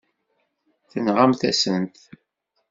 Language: Kabyle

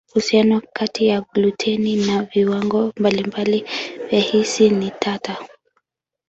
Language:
Swahili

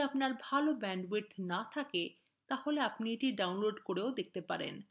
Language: Bangla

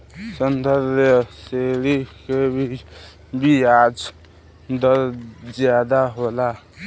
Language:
Bhojpuri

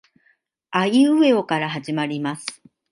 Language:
Japanese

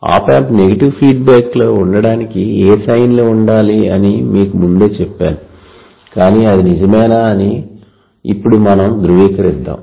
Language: Telugu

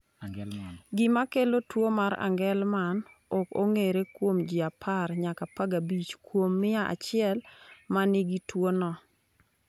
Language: Luo (Kenya and Tanzania)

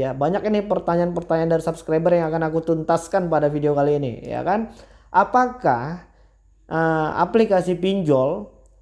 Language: Indonesian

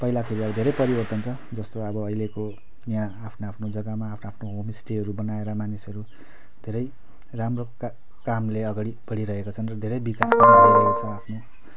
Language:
Nepali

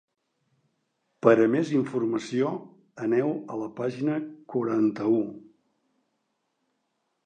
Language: Catalan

